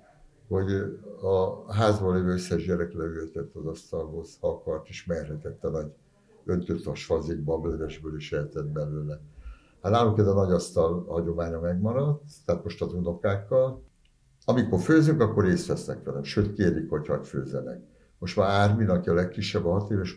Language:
Hungarian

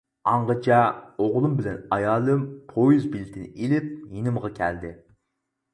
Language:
Uyghur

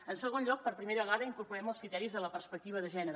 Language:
Catalan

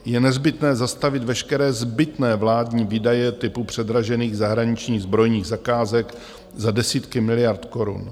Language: Czech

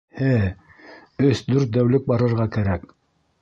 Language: Bashkir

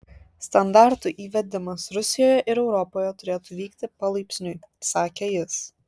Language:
Lithuanian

